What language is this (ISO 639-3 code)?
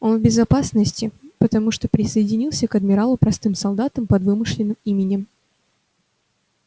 rus